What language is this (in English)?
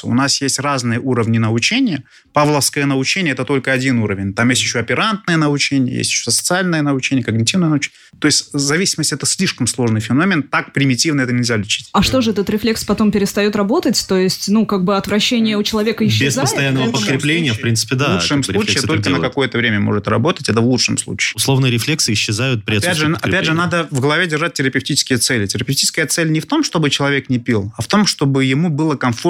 Russian